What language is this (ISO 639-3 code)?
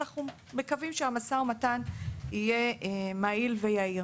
heb